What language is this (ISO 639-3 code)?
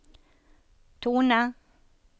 nor